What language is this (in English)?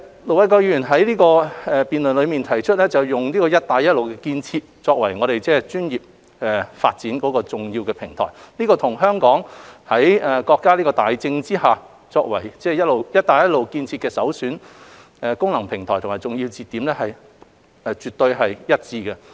Cantonese